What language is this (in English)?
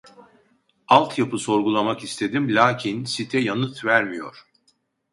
Turkish